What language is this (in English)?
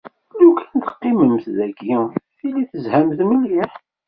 Kabyle